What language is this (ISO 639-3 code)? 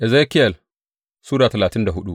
hau